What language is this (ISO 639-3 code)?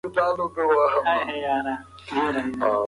pus